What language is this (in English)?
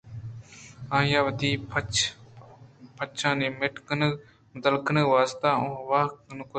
Eastern Balochi